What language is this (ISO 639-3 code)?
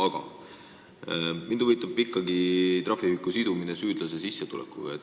est